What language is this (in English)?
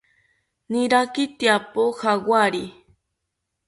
South Ucayali Ashéninka